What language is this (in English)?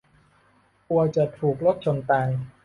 Thai